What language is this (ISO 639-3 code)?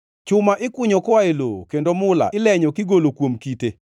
luo